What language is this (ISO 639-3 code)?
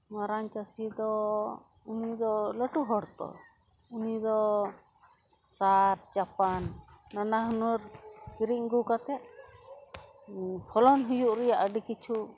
sat